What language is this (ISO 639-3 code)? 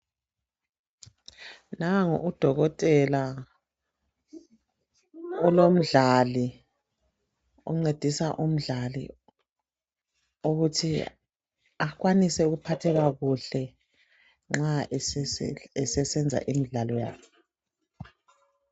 nde